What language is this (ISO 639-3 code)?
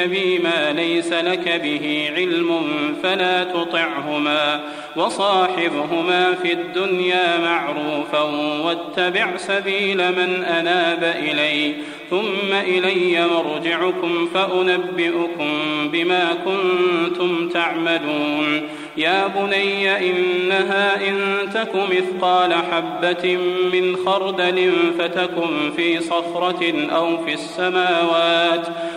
ara